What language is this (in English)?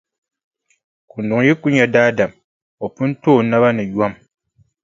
Dagbani